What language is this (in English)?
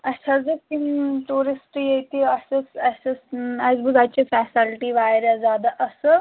Kashmiri